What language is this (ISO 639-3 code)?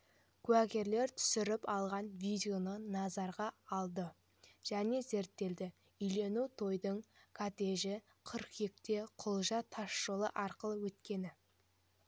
kaz